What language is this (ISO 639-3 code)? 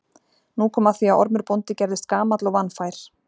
isl